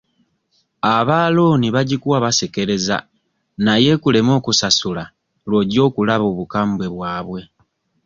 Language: Ganda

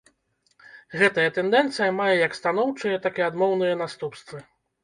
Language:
Belarusian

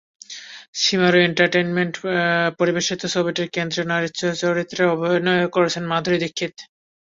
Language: Bangla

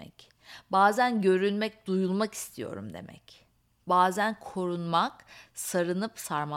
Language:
Turkish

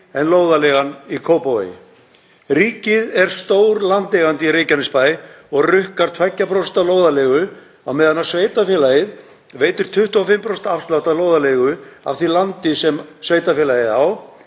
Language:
Icelandic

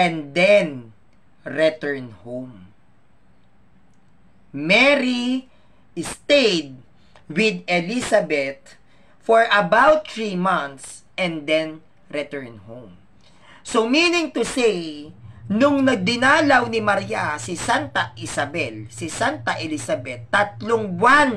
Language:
Filipino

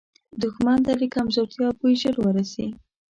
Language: Pashto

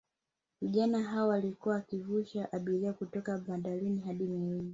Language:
Swahili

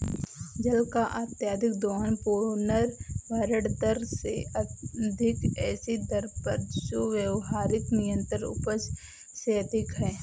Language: Hindi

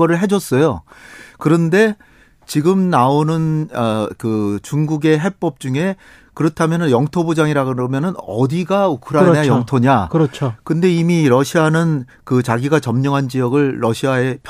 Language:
Korean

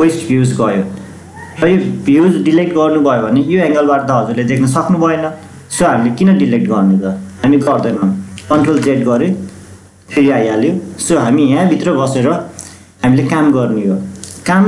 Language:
Romanian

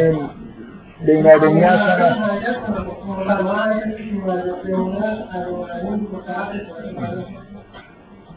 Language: Persian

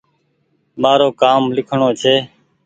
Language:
Goaria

